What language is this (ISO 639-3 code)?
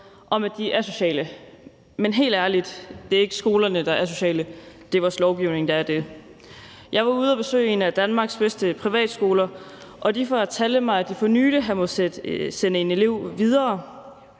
dan